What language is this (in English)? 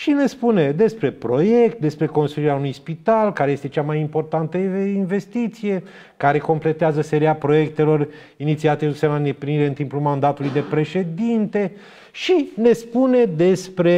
Romanian